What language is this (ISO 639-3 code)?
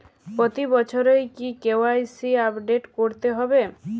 ben